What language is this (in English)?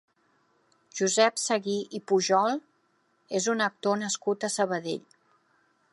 Catalan